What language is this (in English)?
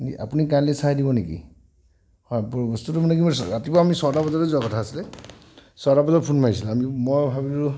Assamese